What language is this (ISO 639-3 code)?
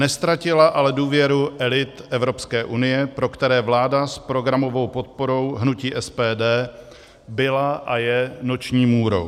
ces